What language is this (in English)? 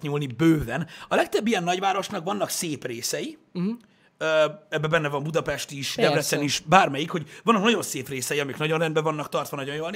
Hungarian